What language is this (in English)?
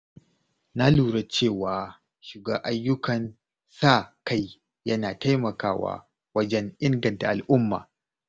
Hausa